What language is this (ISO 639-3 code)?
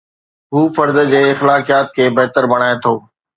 snd